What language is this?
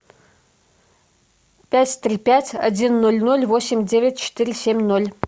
Russian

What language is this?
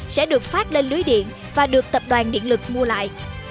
Vietnamese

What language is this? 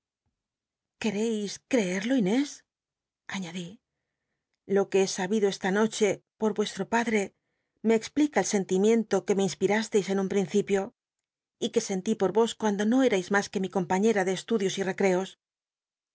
Spanish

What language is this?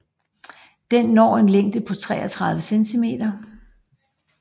Danish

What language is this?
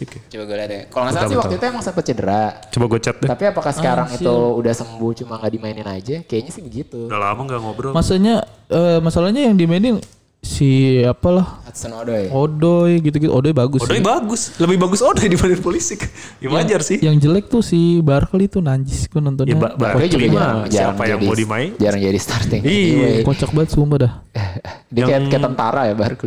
Indonesian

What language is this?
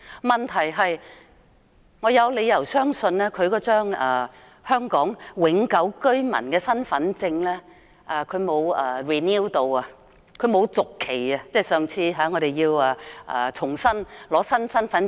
Cantonese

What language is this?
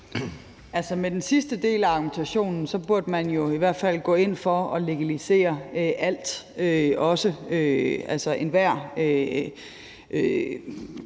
Danish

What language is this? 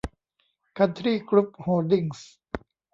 Thai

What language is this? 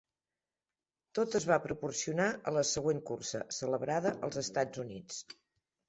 Catalan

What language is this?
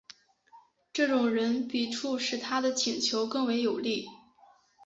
Chinese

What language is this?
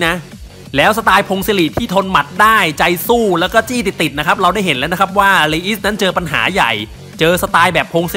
Thai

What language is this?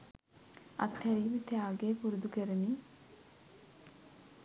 Sinhala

